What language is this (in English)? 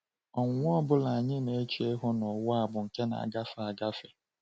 Igbo